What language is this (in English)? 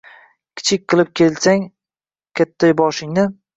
Uzbek